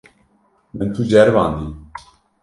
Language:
Kurdish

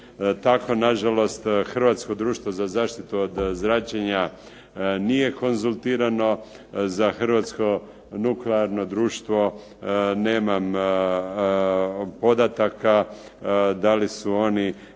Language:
Croatian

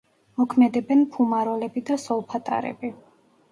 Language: Georgian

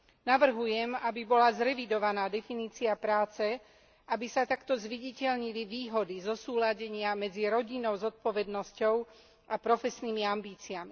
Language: Slovak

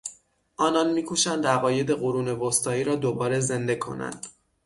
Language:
Persian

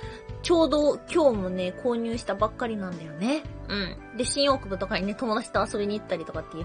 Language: Japanese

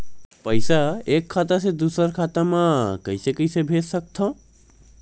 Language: Chhattisgarhi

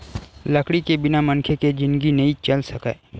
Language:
Chhattisgarhi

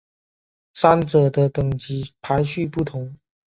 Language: Chinese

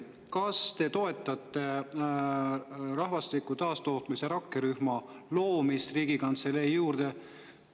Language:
Estonian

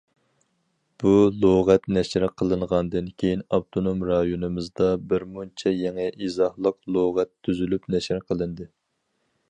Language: Uyghur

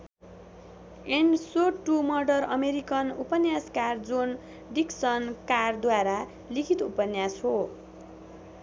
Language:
Nepali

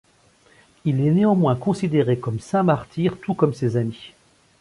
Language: French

